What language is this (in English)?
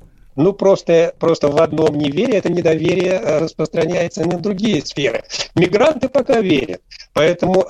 Russian